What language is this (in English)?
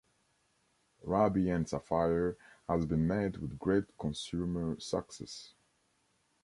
English